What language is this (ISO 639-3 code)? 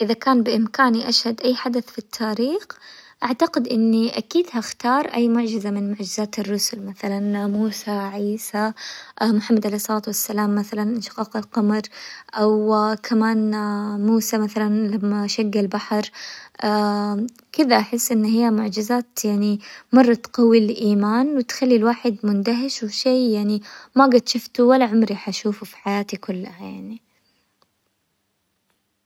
acw